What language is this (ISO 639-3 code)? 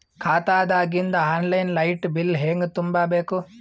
kan